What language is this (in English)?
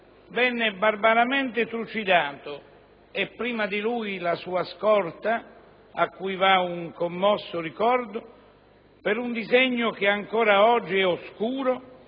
Italian